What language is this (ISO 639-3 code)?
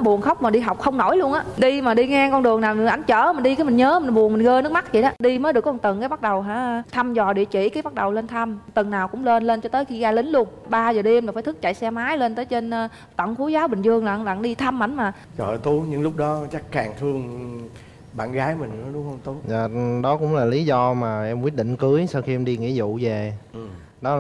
vie